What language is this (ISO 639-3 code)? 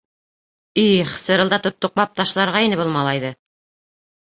bak